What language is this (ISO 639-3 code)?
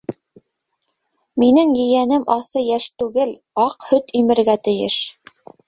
bak